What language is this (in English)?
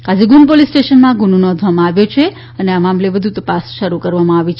Gujarati